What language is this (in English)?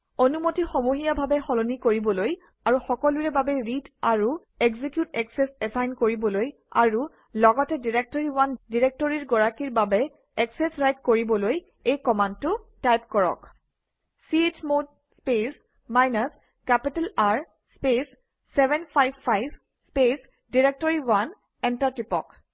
Assamese